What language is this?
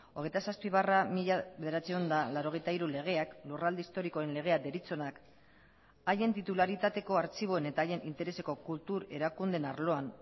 Basque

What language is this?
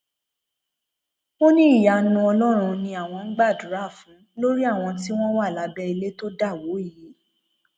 Yoruba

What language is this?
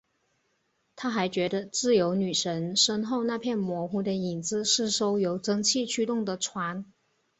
Chinese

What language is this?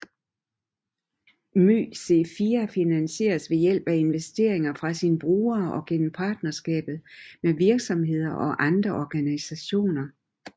Danish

